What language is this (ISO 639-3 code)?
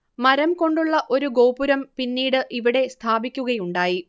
mal